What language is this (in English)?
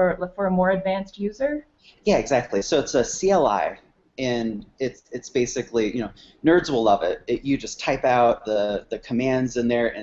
English